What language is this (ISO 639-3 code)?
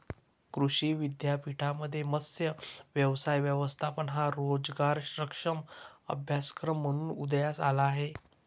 mar